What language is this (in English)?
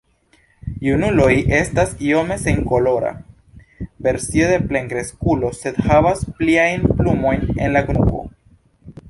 Esperanto